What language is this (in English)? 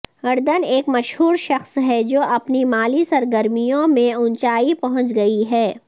Urdu